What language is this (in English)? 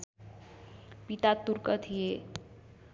Nepali